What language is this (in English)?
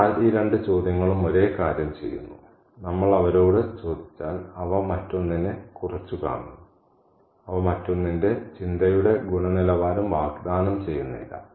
Malayalam